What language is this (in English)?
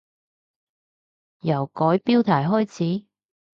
Cantonese